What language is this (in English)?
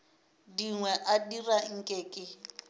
Northern Sotho